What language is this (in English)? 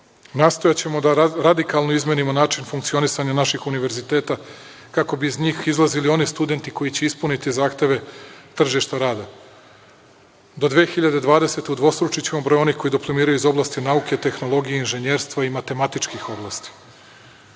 Serbian